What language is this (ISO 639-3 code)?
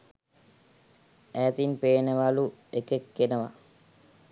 sin